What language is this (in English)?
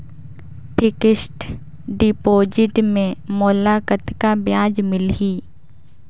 Chhattisgarhi